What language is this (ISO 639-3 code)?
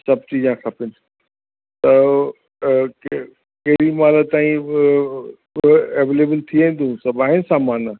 snd